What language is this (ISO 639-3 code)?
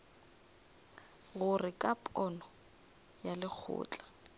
nso